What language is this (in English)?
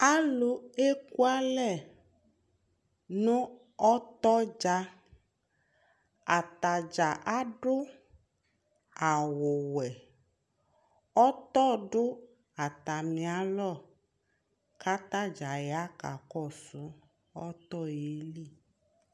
Ikposo